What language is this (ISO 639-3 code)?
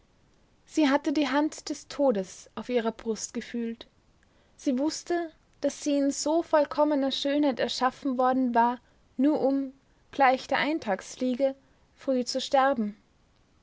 deu